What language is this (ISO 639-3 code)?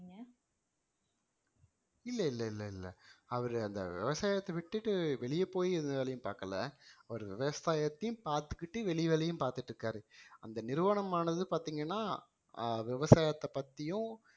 tam